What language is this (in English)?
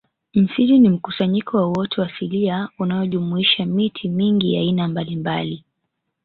Swahili